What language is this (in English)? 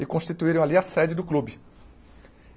Portuguese